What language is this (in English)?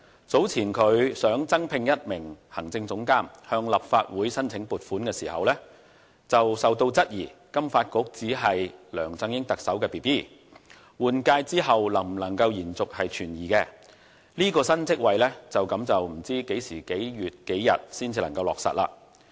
Cantonese